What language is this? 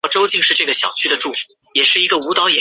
Chinese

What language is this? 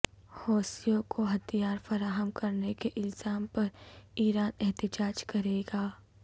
Urdu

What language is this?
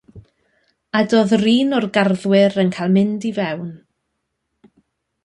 Welsh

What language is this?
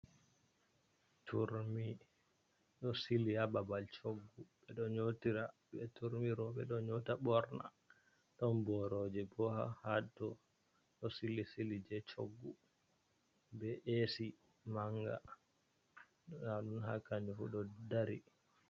Fula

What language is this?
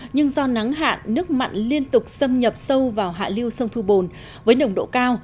Vietnamese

